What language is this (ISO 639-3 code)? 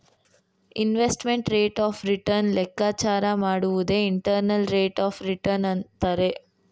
kan